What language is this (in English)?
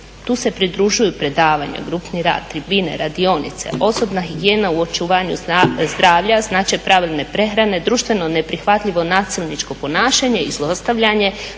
Croatian